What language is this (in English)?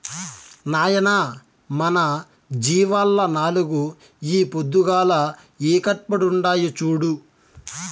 Telugu